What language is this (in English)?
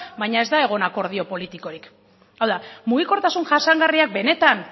Basque